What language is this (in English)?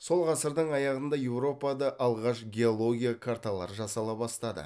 Kazakh